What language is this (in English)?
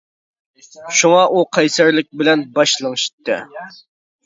Uyghur